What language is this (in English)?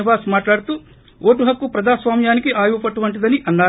Telugu